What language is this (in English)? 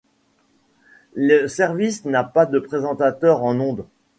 French